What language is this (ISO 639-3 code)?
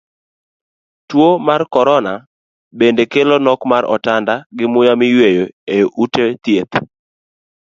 luo